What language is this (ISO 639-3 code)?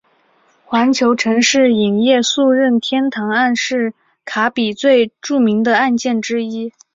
zho